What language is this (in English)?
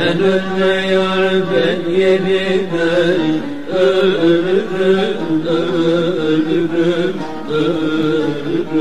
Turkish